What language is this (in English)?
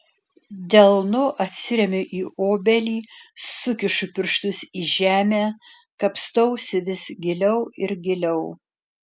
Lithuanian